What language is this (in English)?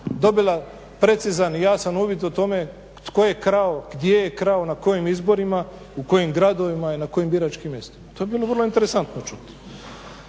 Croatian